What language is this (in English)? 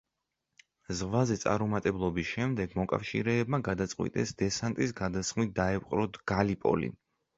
Georgian